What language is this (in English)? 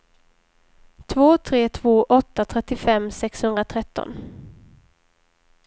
Swedish